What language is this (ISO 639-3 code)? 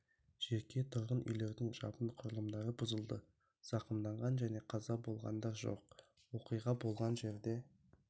kaz